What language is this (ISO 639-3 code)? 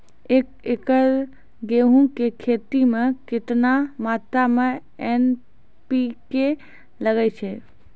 mai